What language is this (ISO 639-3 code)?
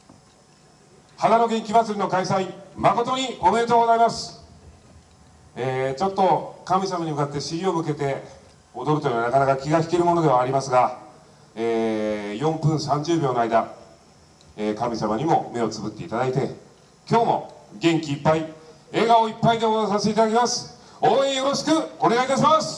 jpn